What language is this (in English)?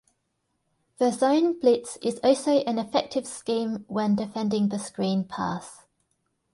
English